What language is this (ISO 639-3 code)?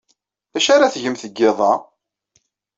kab